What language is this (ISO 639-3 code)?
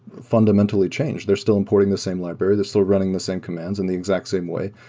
eng